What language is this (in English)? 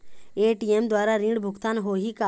Chhattisgarhi